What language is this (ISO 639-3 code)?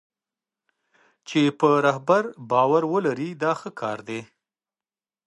pus